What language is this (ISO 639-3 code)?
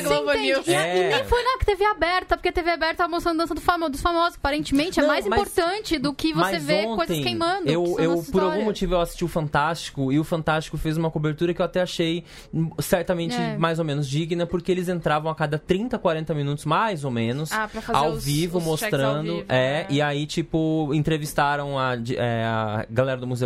por